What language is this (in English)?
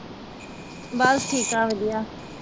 Punjabi